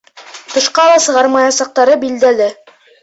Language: Bashkir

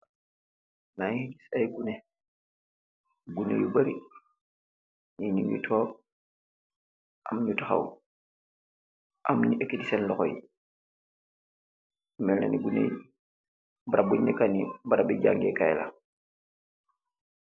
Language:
Wolof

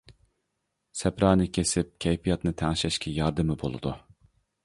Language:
Uyghur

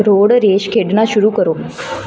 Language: Punjabi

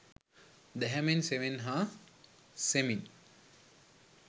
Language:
Sinhala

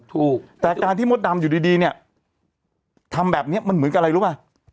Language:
Thai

